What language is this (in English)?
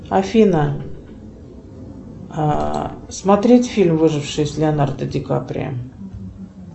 Russian